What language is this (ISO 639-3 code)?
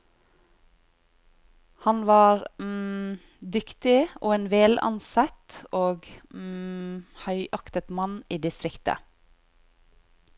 nor